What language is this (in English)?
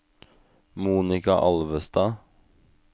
Norwegian